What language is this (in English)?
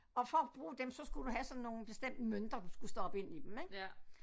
Danish